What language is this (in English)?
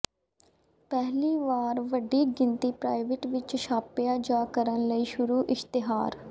Punjabi